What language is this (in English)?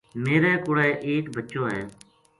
Gujari